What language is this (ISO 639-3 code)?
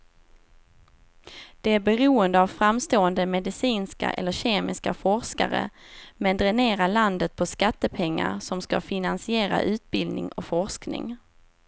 swe